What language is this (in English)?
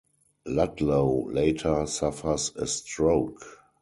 English